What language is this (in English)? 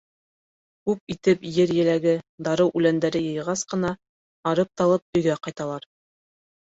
Bashkir